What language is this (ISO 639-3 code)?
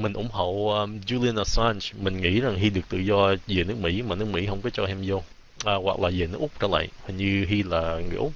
vie